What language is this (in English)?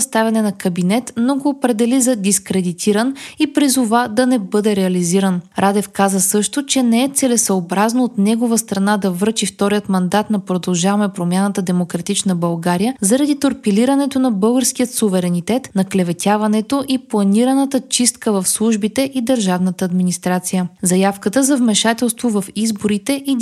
Bulgarian